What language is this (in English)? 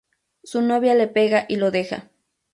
Spanish